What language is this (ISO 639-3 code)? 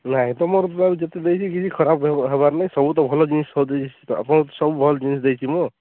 ori